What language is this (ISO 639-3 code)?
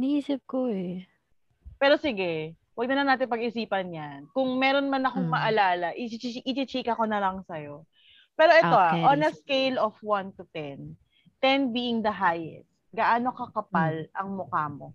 fil